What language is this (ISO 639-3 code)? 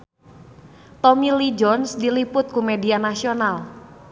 sun